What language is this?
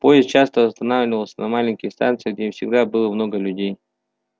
Russian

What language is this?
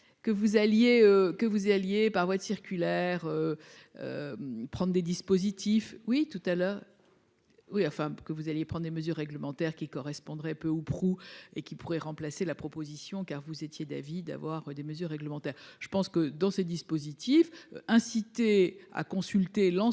French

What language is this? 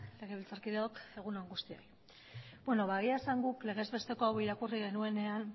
Basque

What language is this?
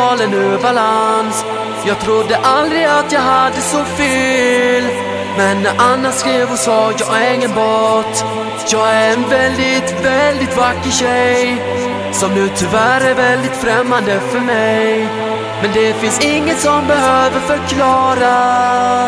Slovak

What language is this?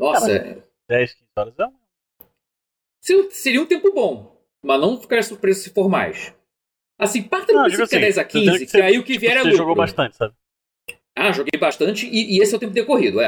Portuguese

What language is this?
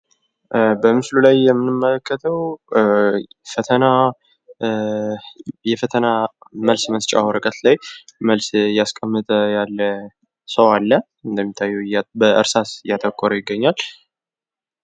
Amharic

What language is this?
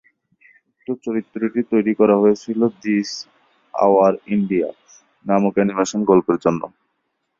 Bangla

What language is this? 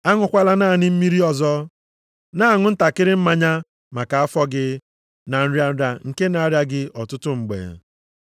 Igbo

